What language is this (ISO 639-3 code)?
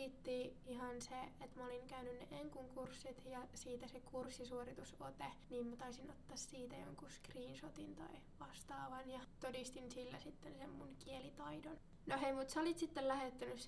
fin